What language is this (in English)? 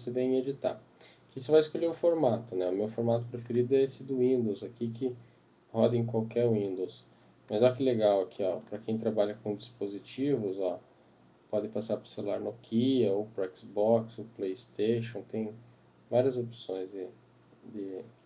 Portuguese